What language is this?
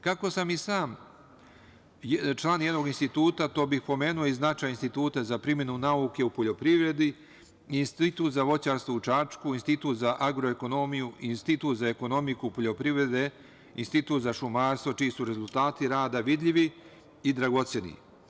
Serbian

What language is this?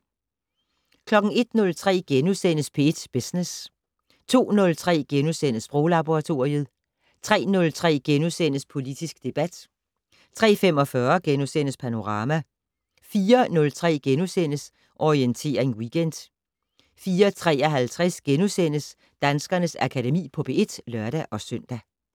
Danish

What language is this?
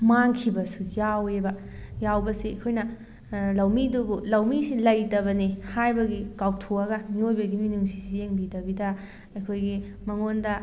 Manipuri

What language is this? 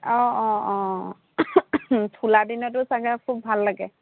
Assamese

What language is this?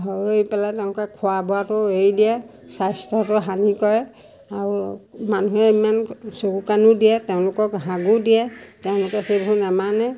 Assamese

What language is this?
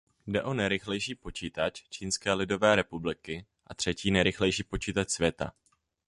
Czech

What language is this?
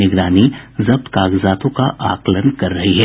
Hindi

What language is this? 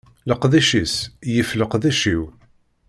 Kabyle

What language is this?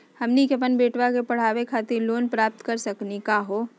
Magahi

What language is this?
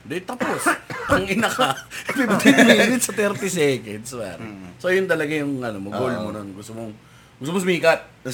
Filipino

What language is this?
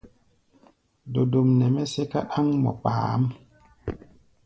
Gbaya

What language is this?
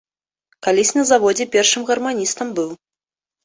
Belarusian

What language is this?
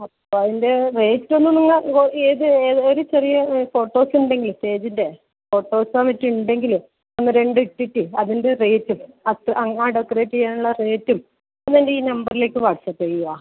Malayalam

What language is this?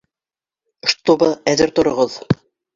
Bashkir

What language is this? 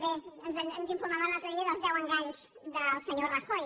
Catalan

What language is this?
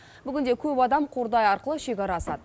Kazakh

